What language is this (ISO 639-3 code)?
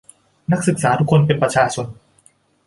tha